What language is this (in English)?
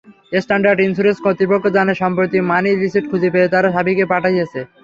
Bangla